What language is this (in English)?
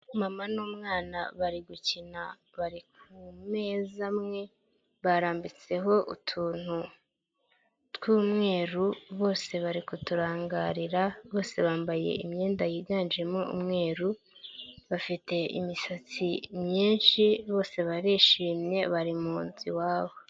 Kinyarwanda